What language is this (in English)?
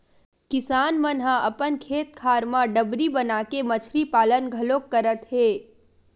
Chhattisgarhi